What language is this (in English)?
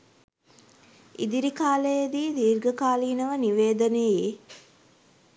Sinhala